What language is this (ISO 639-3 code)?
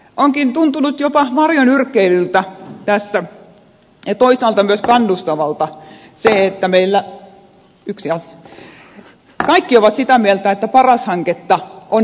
fin